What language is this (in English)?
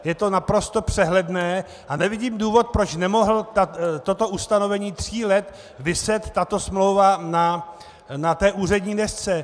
Czech